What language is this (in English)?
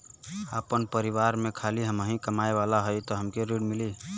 Bhojpuri